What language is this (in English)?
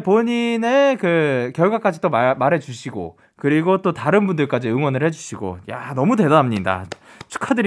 Korean